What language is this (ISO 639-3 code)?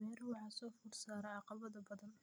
som